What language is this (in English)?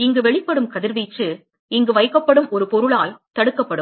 Tamil